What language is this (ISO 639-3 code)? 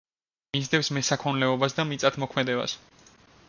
kat